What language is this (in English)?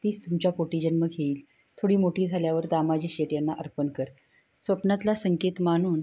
Marathi